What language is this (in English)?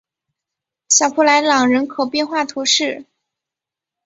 Chinese